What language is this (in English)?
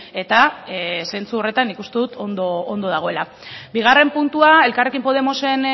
Basque